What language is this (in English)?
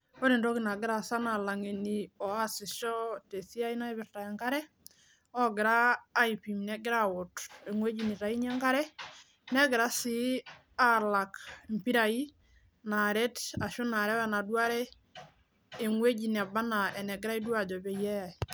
Masai